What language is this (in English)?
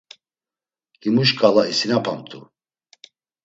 Laz